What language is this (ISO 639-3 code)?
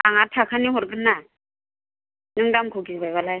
brx